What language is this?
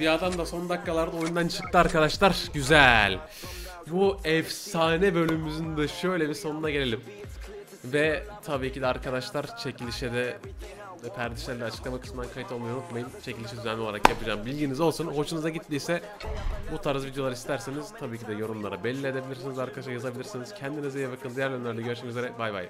Turkish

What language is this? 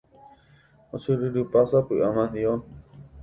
Guarani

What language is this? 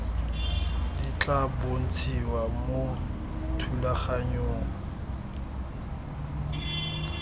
Tswana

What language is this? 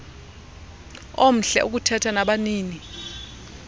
Xhosa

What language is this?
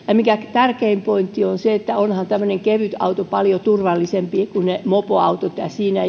Finnish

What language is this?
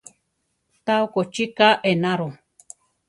Central Tarahumara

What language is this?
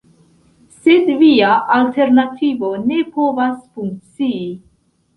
Esperanto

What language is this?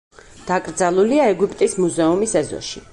Georgian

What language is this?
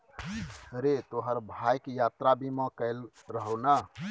Maithili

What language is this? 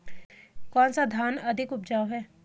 Hindi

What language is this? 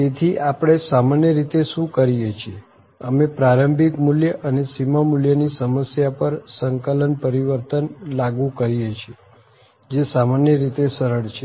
Gujarati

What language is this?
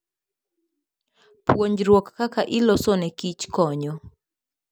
Luo (Kenya and Tanzania)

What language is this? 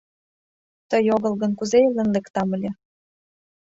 Mari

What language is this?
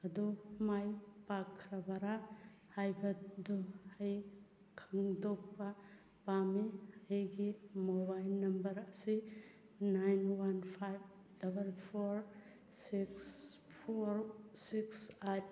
Manipuri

